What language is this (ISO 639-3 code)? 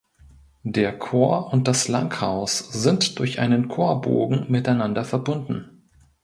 deu